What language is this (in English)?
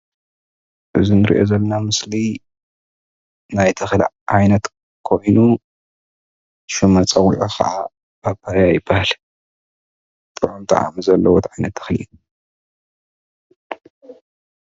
Tigrinya